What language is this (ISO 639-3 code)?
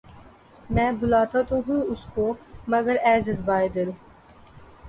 urd